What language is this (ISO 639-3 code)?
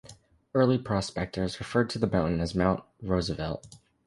eng